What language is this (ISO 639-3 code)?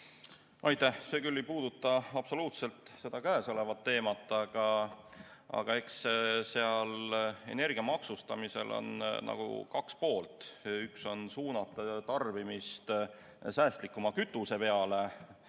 est